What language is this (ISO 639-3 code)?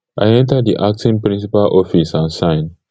pcm